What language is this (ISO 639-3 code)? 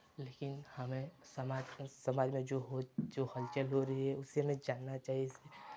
hin